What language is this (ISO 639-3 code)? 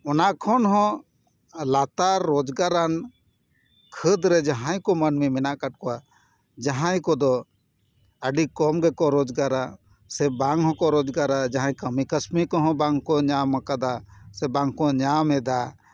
sat